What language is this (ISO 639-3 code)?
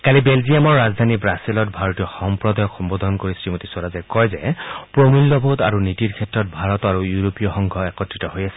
asm